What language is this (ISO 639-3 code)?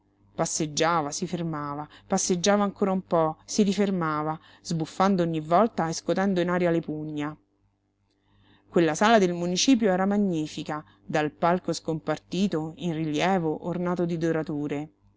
ita